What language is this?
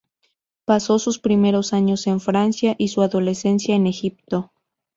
Spanish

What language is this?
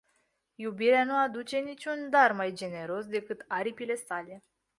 Romanian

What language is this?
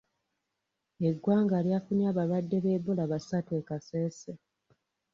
Ganda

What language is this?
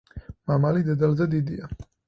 Georgian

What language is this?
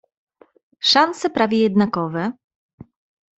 Polish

